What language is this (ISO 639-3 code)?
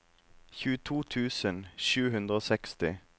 nor